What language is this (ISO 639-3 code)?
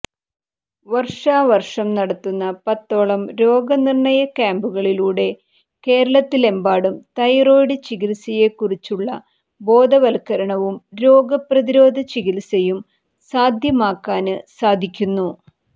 mal